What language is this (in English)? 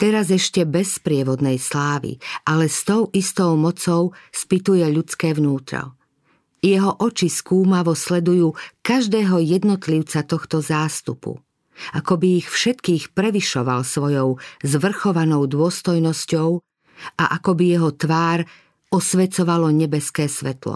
Slovak